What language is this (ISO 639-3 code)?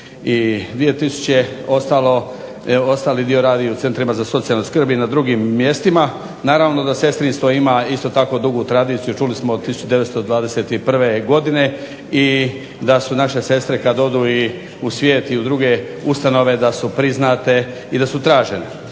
hrv